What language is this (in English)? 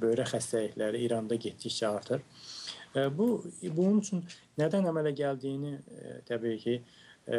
Turkish